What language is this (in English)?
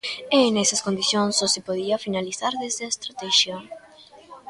Galician